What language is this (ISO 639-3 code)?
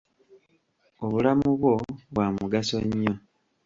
lug